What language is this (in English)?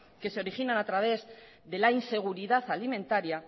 Spanish